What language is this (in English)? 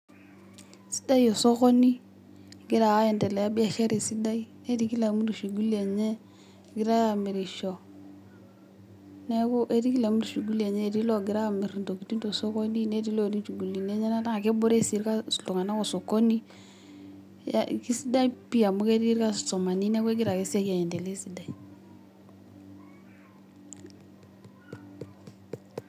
Masai